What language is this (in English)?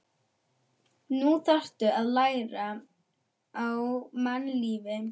Icelandic